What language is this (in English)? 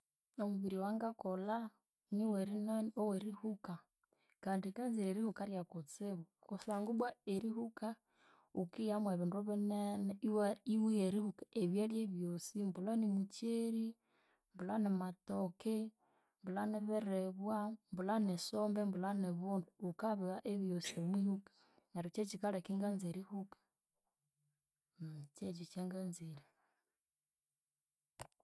Konzo